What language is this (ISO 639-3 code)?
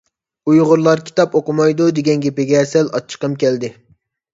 uig